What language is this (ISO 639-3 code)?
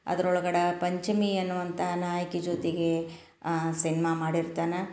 kan